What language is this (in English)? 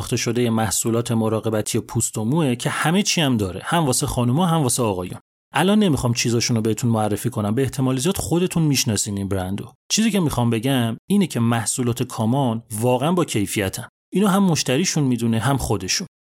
Persian